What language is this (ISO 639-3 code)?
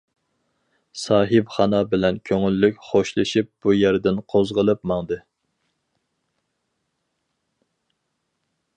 uig